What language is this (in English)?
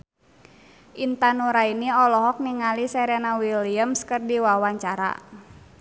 Sundanese